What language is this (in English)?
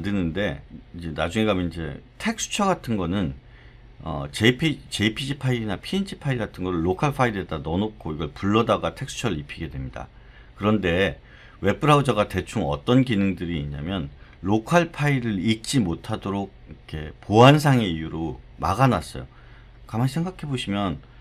Korean